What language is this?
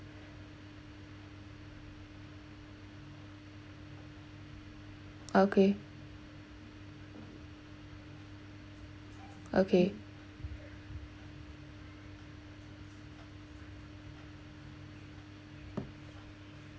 English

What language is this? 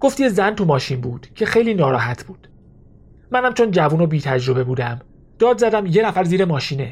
Persian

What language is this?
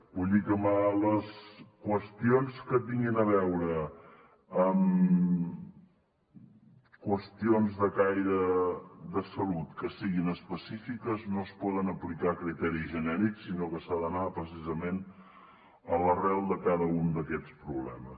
Catalan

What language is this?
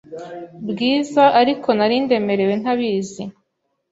Kinyarwanda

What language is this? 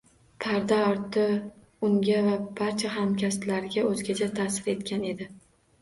Uzbek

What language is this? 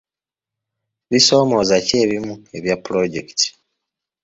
Ganda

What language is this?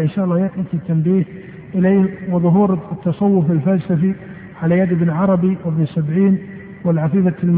Arabic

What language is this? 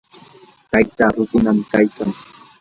Yanahuanca Pasco Quechua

